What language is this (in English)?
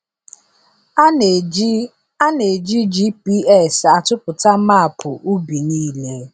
Igbo